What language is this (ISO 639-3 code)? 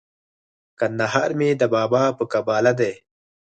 pus